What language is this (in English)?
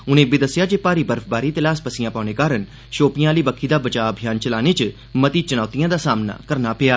Dogri